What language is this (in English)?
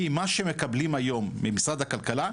Hebrew